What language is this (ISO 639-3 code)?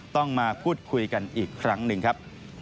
tha